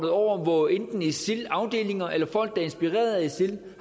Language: Danish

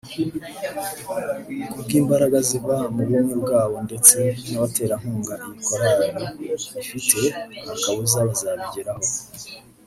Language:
Kinyarwanda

